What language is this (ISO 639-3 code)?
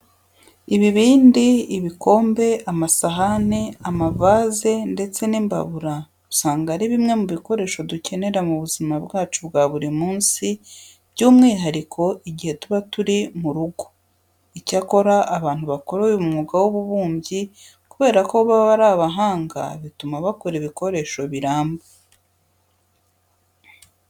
kin